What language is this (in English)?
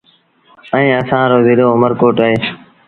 Sindhi Bhil